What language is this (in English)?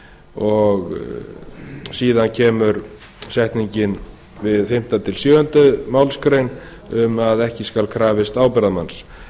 Icelandic